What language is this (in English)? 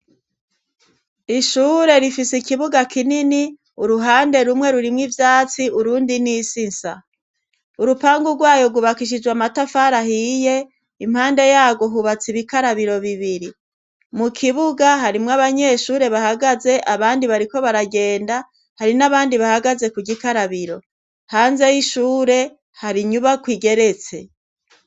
Rundi